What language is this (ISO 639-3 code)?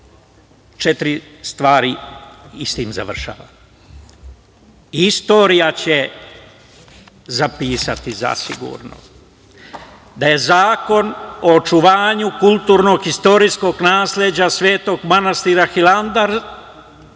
srp